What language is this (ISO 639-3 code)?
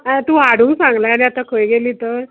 kok